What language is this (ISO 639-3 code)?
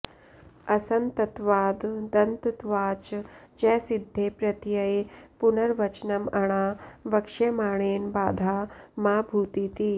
san